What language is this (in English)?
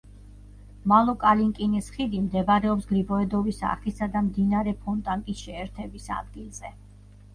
Georgian